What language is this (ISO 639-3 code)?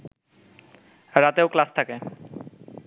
ben